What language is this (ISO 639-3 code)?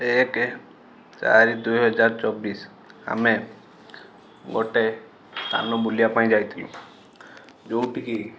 ori